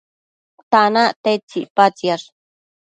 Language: Matsés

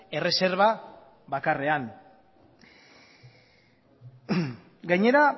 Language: Basque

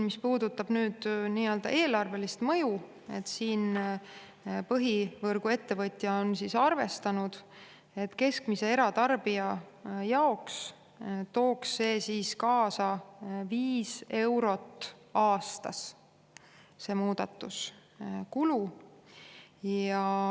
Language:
Estonian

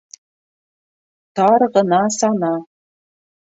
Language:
Bashkir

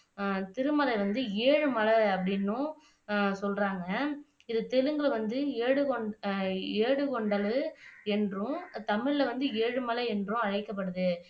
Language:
Tamil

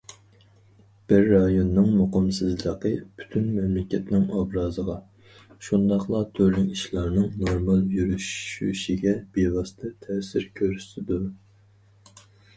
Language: Uyghur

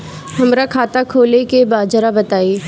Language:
Bhojpuri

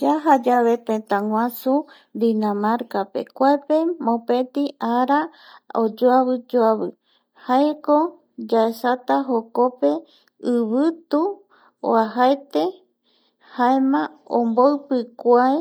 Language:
Eastern Bolivian Guaraní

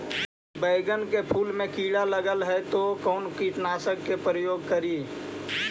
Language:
Magahi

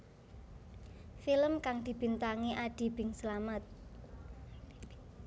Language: Javanese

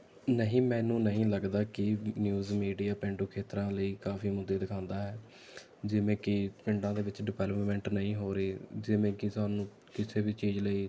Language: Punjabi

